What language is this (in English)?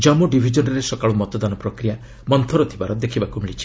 Odia